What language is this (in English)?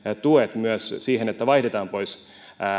Finnish